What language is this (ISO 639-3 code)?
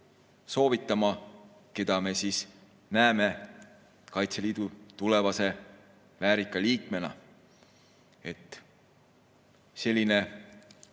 est